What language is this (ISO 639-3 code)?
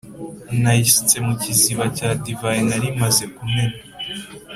kin